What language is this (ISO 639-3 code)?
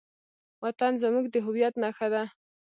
pus